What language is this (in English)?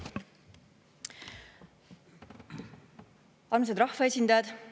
Estonian